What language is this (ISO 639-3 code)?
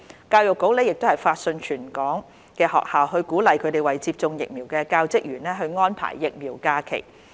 yue